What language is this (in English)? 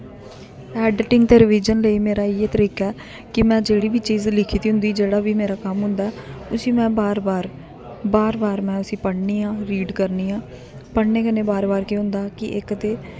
Dogri